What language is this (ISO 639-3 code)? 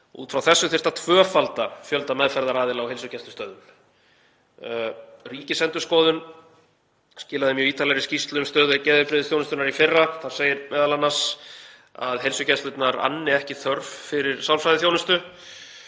isl